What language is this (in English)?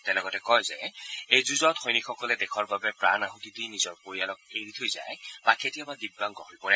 Assamese